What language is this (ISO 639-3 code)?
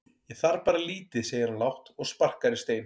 isl